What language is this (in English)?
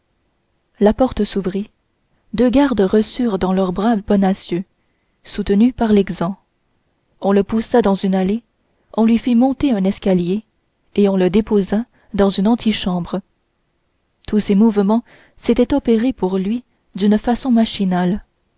French